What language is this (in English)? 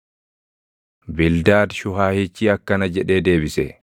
Oromo